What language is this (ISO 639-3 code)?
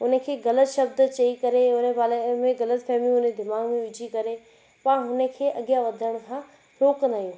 snd